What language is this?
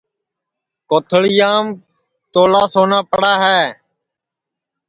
Sansi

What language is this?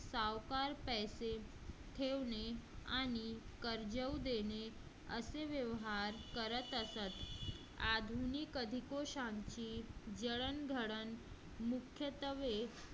Marathi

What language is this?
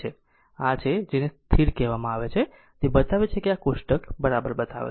Gujarati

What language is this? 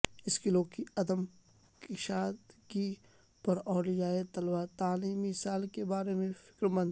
Urdu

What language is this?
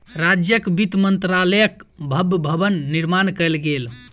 Maithili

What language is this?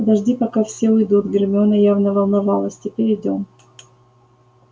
Russian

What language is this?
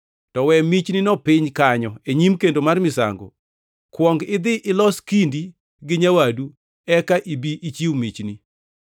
Luo (Kenya and Tanzania)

